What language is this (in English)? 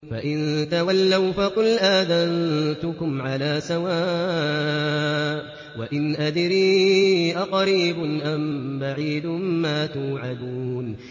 Arabic